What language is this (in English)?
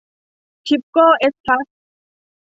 Thai